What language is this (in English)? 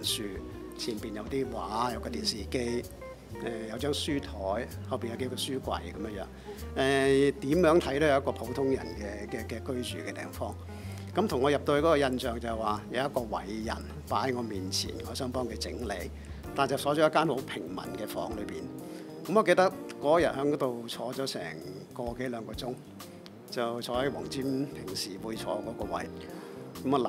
Chinese